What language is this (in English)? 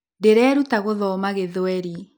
Kikuyu